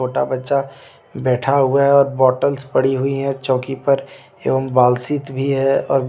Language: Hindi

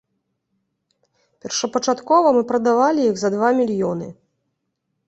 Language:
Belarusian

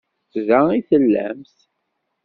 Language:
Kabyle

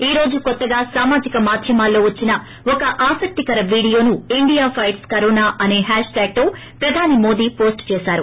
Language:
Telugu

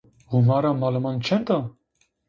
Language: Zaza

